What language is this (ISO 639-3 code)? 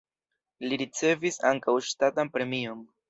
epo